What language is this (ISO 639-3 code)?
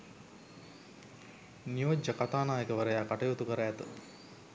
sin